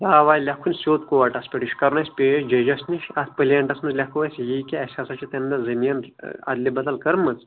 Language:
Kashmiri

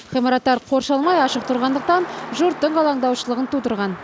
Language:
Kazakh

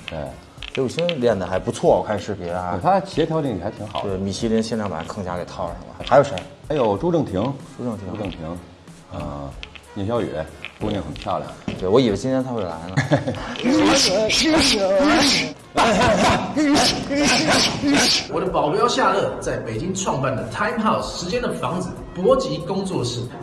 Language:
Chinese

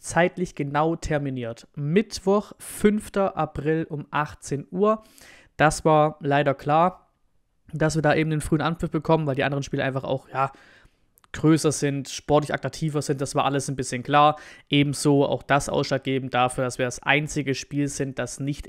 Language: German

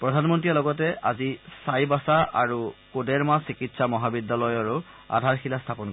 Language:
Assamese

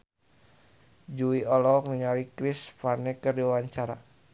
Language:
Sundanese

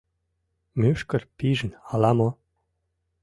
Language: Mari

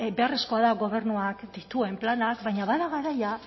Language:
Basque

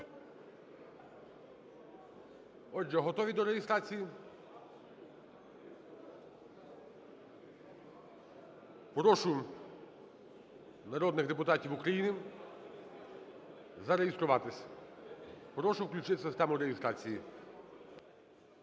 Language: Ukrainian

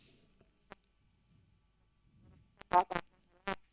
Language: Fula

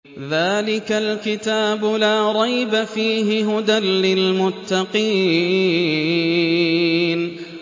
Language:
Arabic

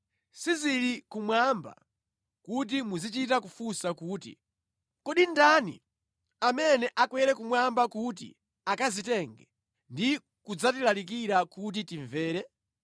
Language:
Nyanja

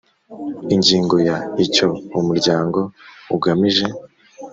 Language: Kinyarwanda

